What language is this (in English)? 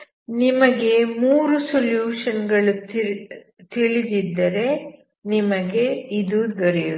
Kannada